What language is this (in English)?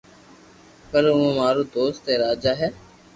Loarki